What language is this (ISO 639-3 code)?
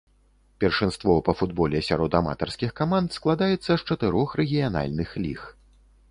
bel